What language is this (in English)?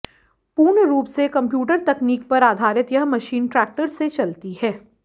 Hindi